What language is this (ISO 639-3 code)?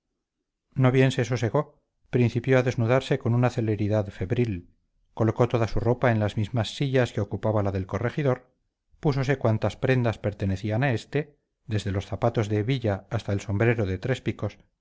spa